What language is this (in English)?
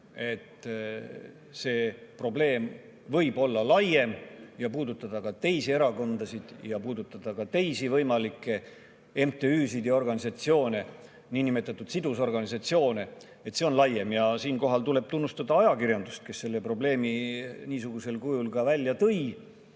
Estonian